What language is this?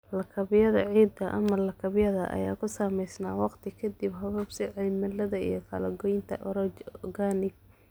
Somali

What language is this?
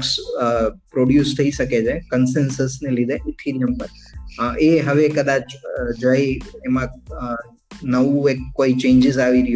Gujarati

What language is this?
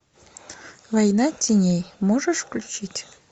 Russian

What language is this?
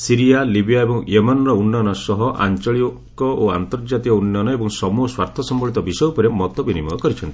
Odia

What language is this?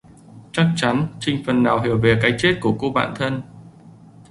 Vietnamese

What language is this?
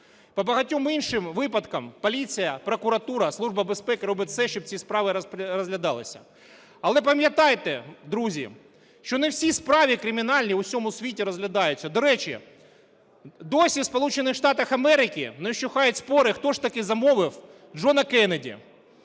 Ukrainian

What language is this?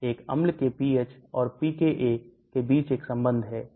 Hindi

